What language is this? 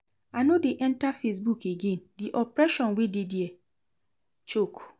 Nigerian Pidgin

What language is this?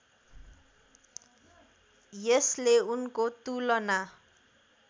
Nepali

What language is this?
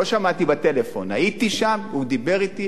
Hebrew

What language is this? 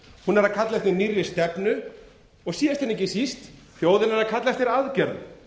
Icelandic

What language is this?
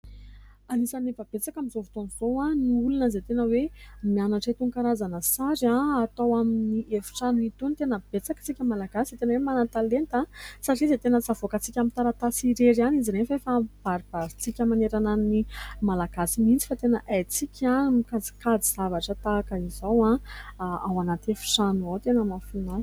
Malagasy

